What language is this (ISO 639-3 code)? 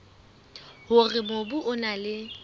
sot